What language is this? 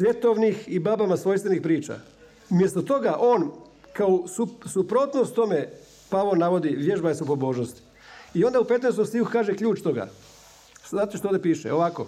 Croatian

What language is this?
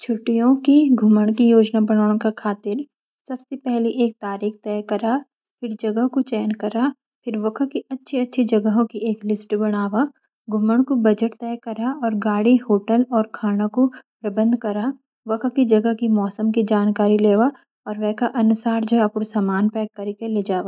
Garhwali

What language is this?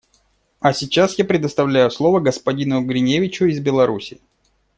Russian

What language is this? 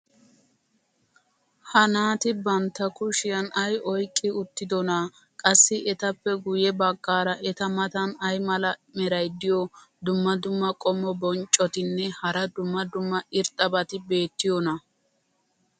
Wolaytta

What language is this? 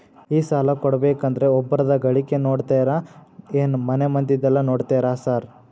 Kannada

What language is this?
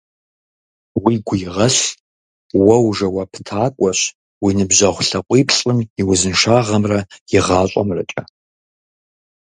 Kabardian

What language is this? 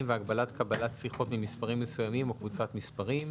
Hebrew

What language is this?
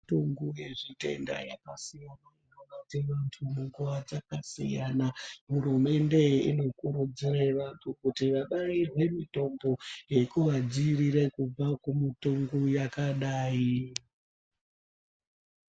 Ndau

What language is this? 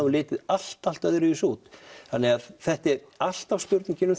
Icelandic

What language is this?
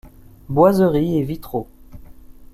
French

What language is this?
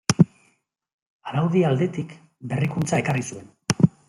Basque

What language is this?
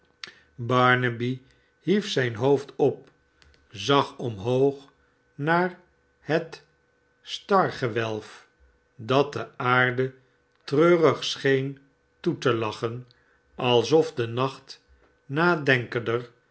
Dutch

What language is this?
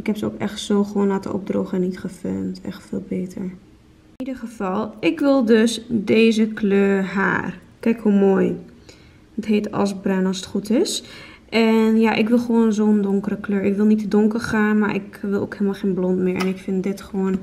Dutch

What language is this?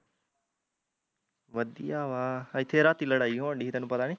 Punjabi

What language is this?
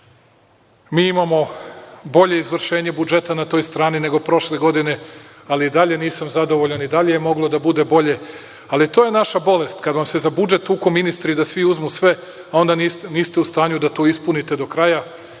Serbian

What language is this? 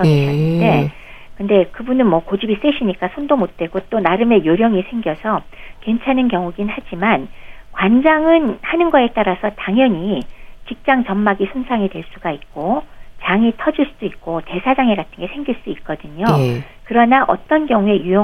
Korean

